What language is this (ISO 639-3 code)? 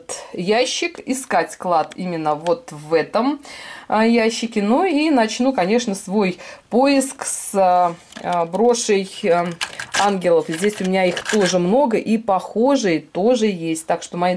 rus